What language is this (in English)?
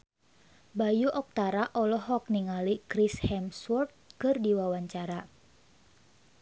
Sundanese